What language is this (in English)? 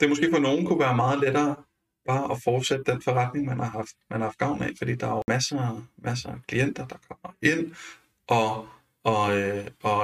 Danish